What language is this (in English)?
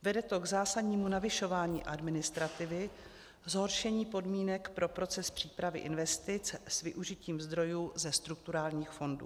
Czech